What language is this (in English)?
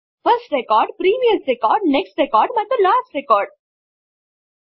Kannada